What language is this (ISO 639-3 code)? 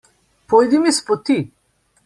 slv